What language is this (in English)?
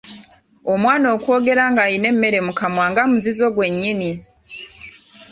Ganda